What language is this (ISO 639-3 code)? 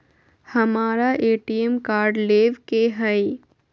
mag